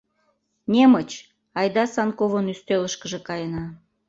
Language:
Mari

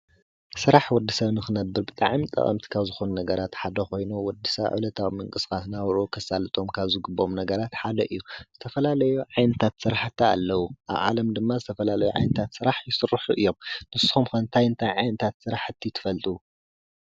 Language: Tigrinya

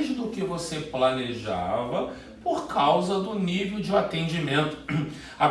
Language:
Portuguese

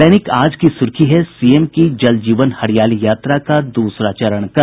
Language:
Hindi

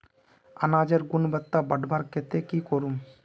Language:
Magahi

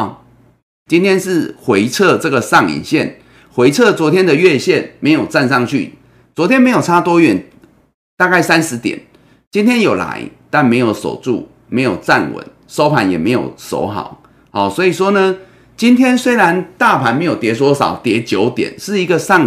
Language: Chinese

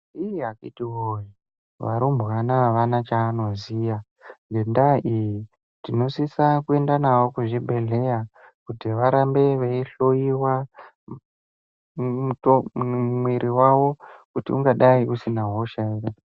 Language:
Ndau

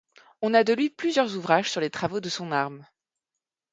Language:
French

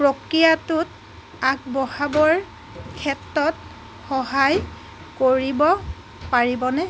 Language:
Assamese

